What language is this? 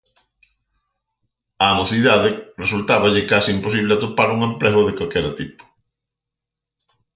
Galician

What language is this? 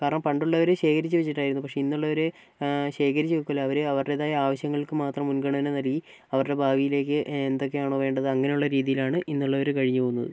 Malayalam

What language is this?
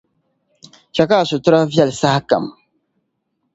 Dagbani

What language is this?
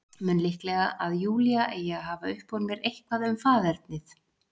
Icelandic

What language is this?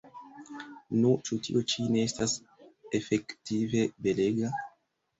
Esperanto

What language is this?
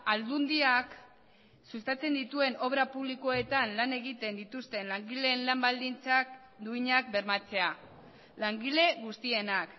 Basque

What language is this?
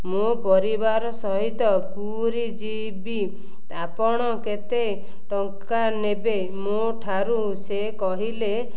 Odia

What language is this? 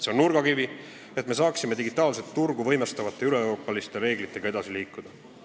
Estonian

